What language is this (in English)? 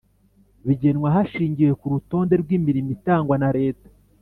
Kinyarwanda